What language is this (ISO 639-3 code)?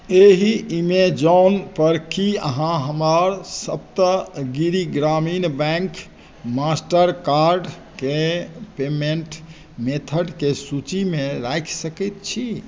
mai